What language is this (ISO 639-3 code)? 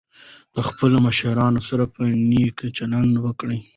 pus